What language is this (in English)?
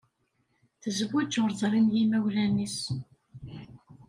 Kabyle